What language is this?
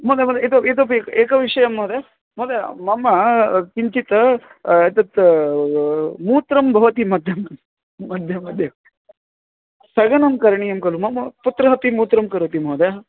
Sanskrit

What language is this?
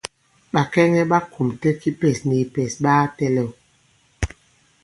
Bankon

